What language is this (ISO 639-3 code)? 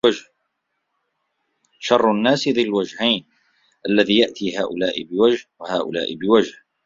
ara